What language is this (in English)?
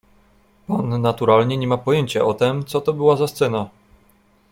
Polish